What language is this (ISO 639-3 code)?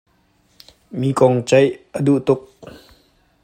cnh